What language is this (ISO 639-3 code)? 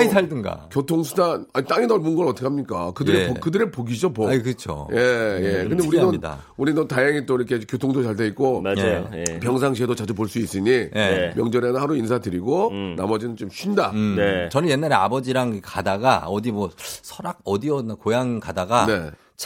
kor